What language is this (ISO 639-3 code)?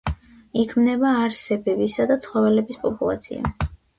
kat